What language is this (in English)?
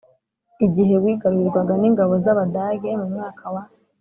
Kinyarwanda